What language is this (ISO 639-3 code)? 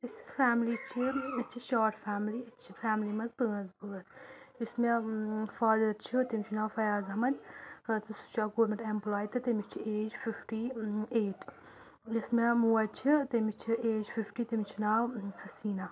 kas